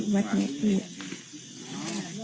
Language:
Thai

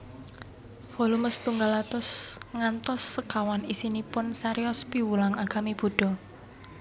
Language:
Javanese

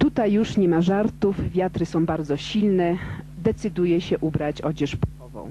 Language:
Polish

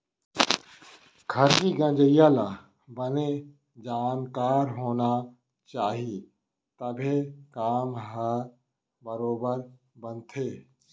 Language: Chhattisgarhi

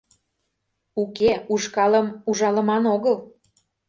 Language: Mari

